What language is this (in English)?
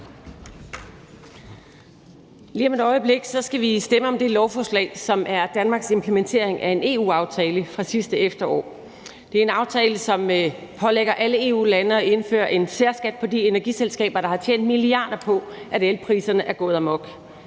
Danish